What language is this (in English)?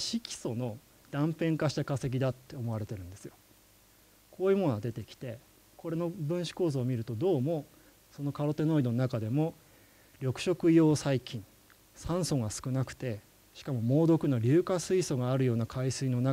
Japanese